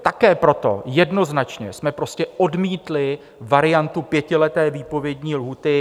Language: Czech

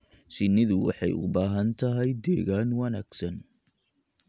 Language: Somali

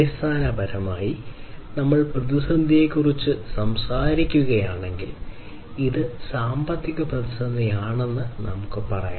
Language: Malayalam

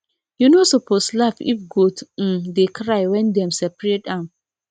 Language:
Nigerian Pidgin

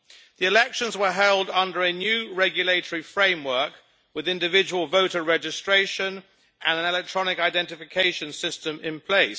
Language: English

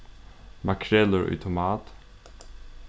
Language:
Faroese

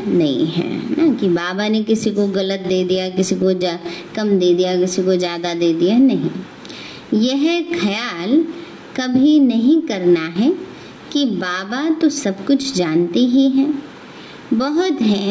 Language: Hindi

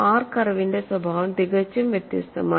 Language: Malayalam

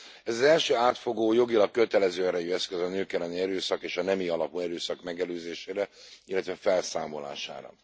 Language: Hungarian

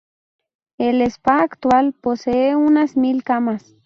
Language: Spanish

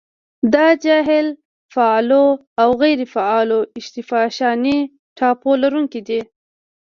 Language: Pashto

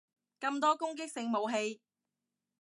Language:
Cantonese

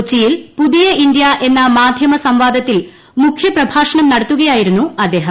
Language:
Malayalam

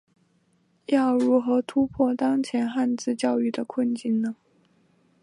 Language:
Chinese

